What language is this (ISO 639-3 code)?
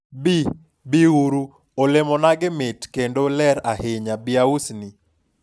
luo